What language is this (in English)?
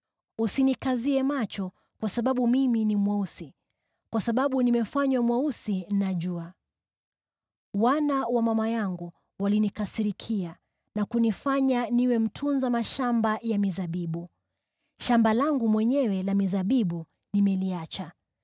Swahili